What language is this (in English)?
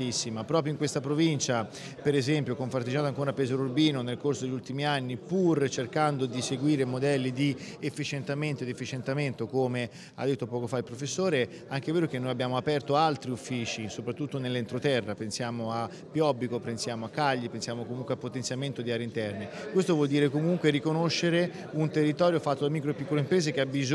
Italian